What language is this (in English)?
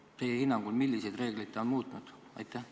Estonian